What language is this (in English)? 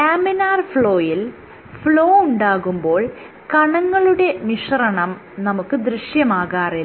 Malayalam